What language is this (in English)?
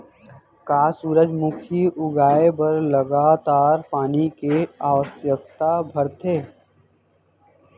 Chhattisgarhi